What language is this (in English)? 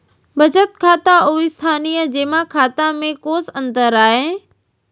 Chhattisgarhi